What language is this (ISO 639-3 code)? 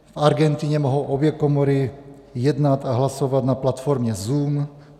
ces